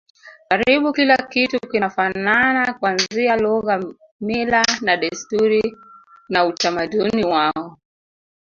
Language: Swahili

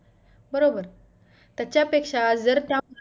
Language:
Marathi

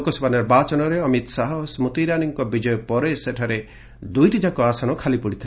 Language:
Odia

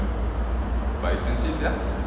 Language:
English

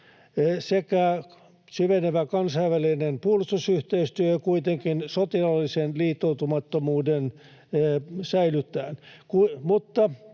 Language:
Finnish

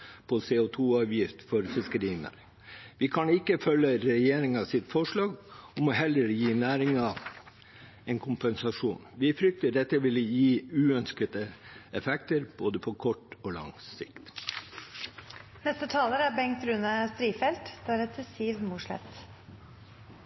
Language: Norwegian Bokmål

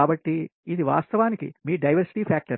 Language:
Telugu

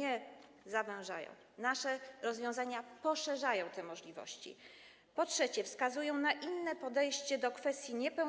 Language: Polish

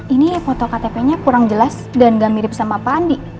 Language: Indonesian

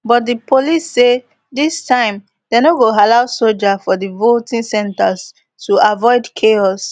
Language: Nigerian Pidgin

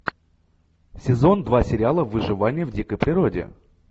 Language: Russian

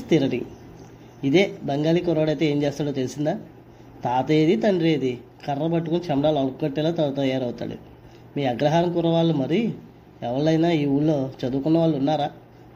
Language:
Telugu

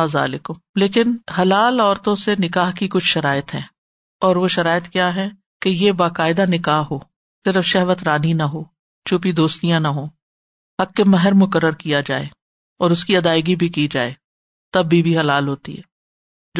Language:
Urdu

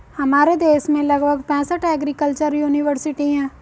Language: Hindi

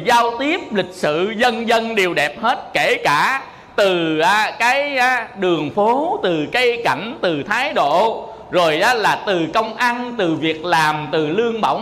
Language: Vietnamese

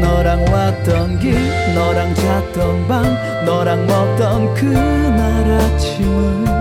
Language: Korean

